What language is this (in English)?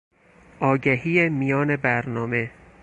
Persian